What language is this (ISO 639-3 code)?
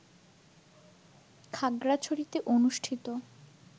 ben